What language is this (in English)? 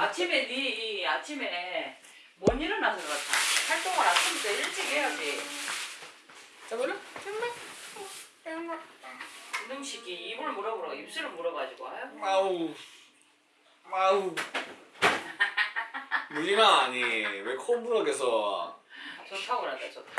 Korean